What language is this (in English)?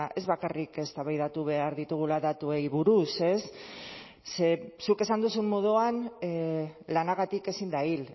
Basque